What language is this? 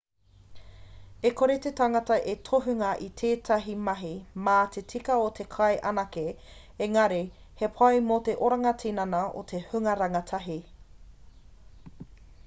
Māori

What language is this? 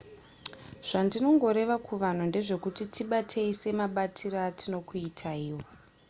Shona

